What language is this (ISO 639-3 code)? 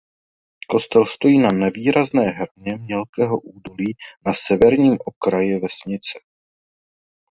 ces